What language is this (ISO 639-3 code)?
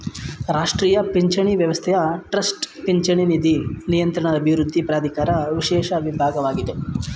kan